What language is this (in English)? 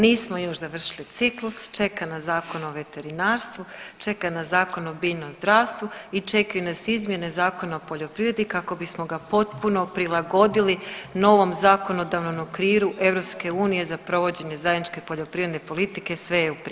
Croatian